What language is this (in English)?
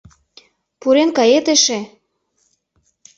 Mari